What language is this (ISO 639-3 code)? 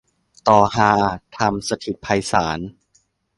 tha